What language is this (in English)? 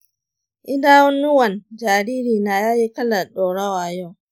Hausa